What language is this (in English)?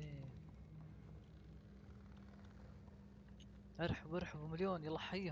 Arabic